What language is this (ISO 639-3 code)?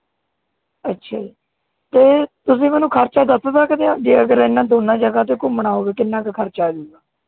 pan